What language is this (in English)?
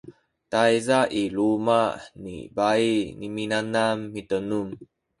Sakizaya